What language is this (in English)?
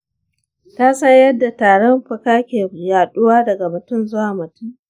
Hausa